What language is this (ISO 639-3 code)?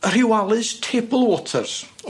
cym